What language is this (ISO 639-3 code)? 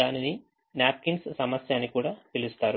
tel